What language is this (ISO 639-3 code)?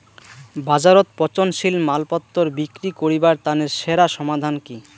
ben